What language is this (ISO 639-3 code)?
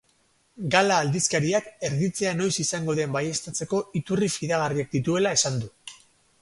eus